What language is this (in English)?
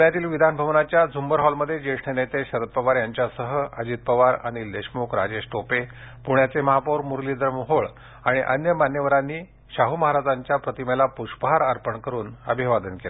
Marathi